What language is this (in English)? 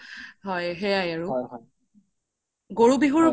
Assamese